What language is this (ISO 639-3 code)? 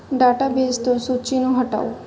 pan